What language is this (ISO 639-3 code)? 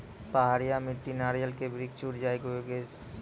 mai